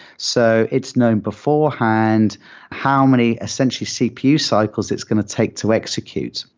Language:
English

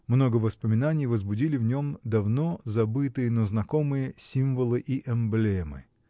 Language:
Russian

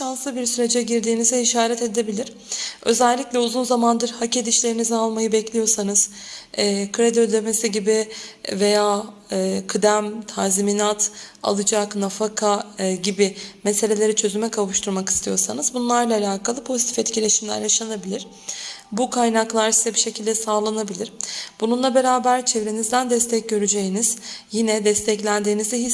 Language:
Turkish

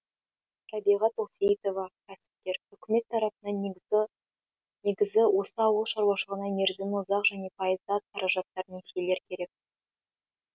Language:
Kazakh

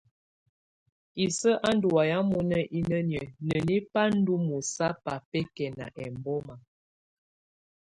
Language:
Tunen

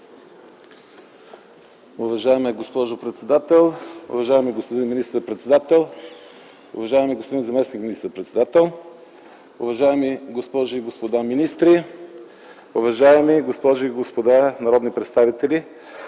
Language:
Bulgarian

